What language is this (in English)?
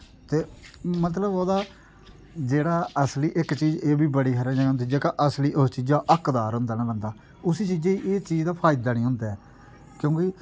Dogri